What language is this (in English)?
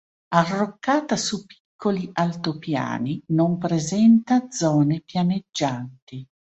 Italian